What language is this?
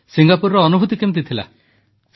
Odia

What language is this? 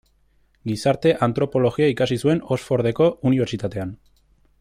Basque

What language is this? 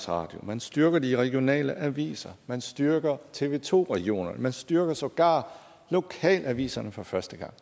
Danish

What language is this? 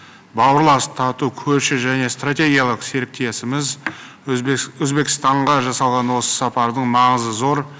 Kazakh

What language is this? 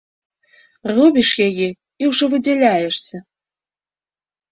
Belarusian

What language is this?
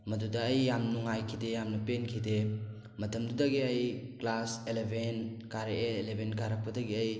Manipuri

